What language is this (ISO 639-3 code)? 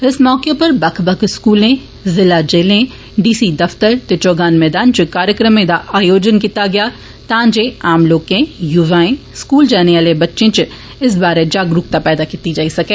doi